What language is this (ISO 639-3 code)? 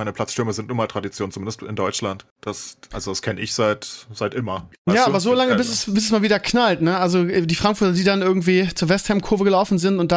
deu